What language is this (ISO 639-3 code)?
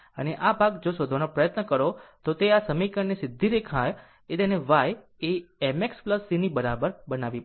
guj